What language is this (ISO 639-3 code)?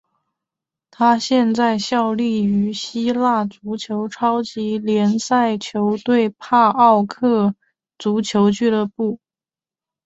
zho